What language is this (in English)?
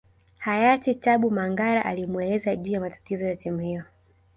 Swahili